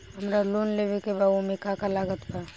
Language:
Bhojpuri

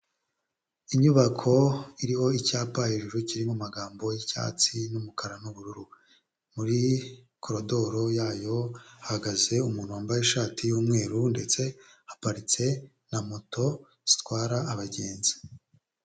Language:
Kinyarwanda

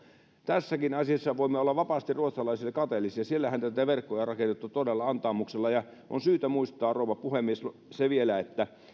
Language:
Finnish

